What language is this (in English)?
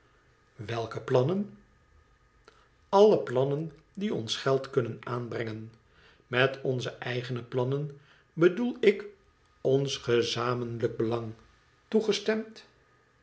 Dutch